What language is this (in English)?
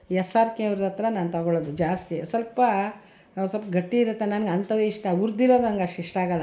Kannada